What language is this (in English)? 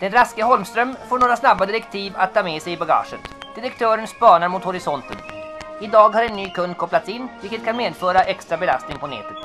Swedish